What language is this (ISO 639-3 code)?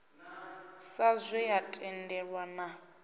ven